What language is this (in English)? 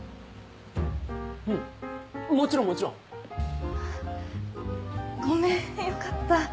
Japanese